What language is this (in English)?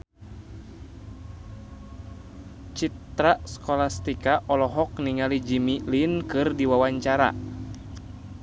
Sundanese